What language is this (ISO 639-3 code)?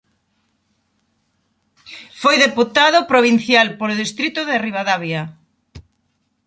glg